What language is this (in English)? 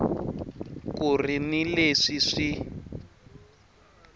Tsonga